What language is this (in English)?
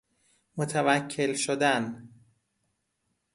Persian